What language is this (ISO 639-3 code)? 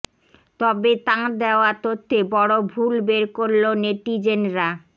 ben